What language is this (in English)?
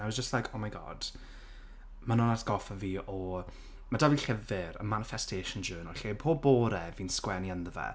Welsh